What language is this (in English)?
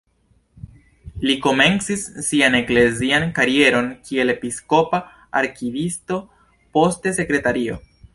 Esperanto